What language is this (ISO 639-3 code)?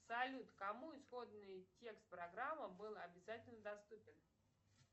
rus